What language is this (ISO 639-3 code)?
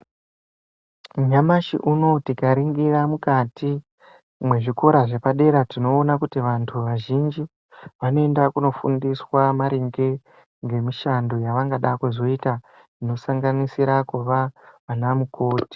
ndc